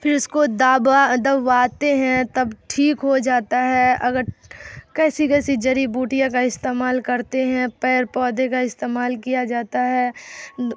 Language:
Urdu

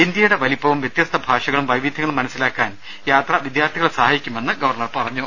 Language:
Malayalam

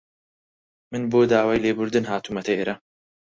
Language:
Central Kurdish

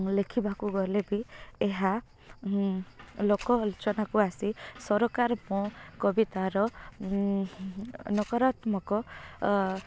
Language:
Odia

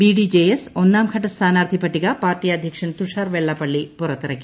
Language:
Malayalam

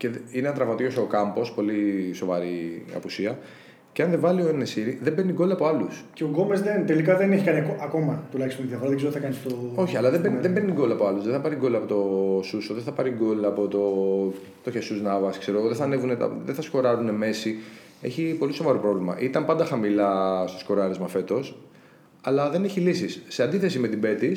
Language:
Greek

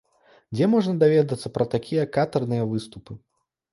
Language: Belarusian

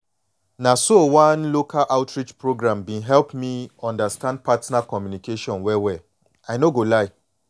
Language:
Nigerian Pidgin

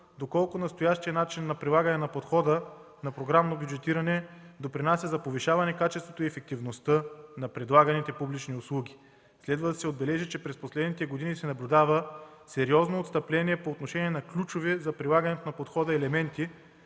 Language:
Bulgarian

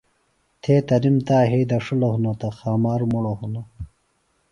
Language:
Phalura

